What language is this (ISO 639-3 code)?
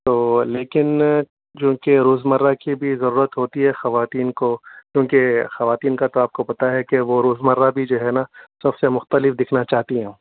urd